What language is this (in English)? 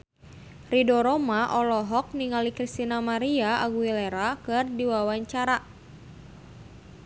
Sundanese